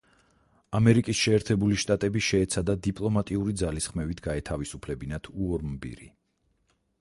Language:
Georgian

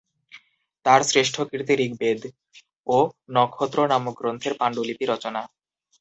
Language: Bangla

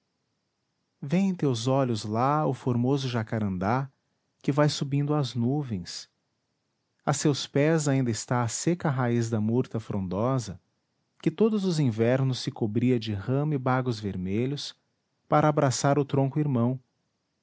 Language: Portuguese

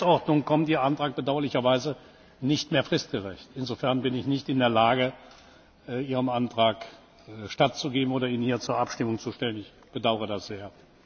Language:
German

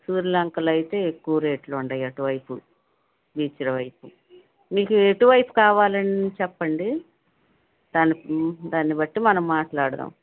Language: Telugu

